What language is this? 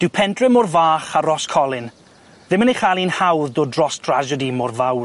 Welsh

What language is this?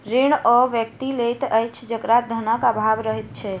Maithili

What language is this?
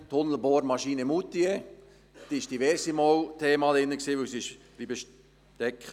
Swiss German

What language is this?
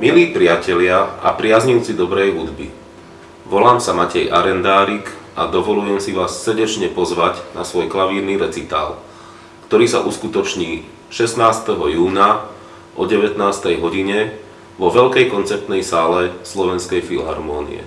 Korean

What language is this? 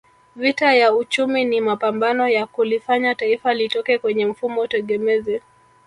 Swahili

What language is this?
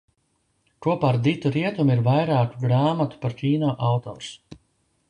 Latvian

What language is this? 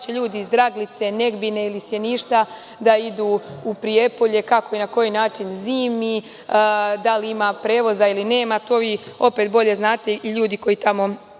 Serbian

